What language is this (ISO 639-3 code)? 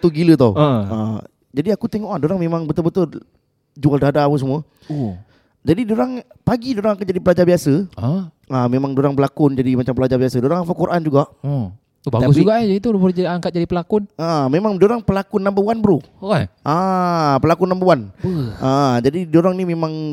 msa